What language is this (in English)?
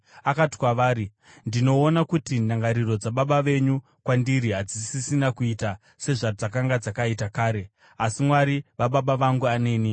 Shona